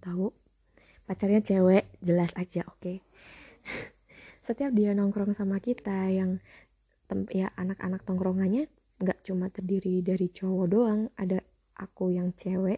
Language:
Indonesian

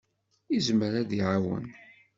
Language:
Kabyle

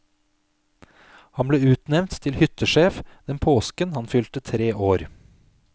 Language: Norwegian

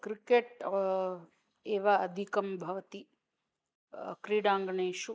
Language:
Sanskrit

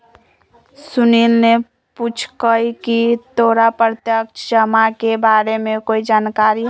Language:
Magahi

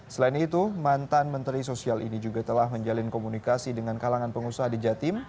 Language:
Indonesian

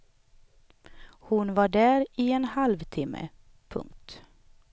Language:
Swedish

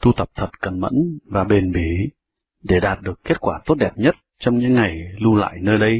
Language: Vietnamese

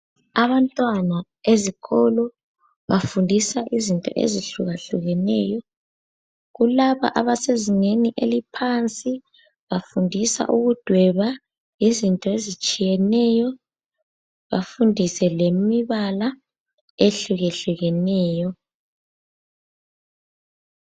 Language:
North Ndebele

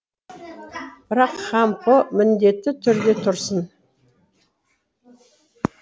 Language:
Kazakh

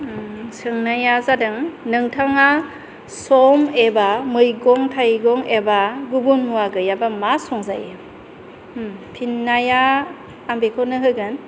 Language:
Bodo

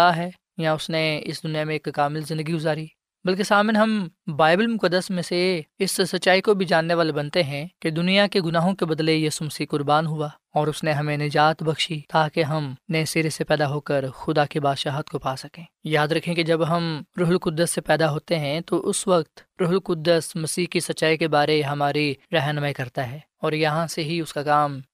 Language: Urdu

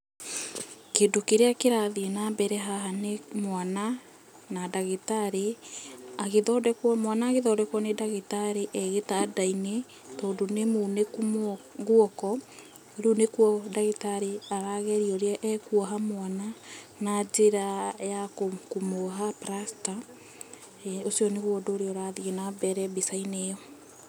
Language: Kikuyu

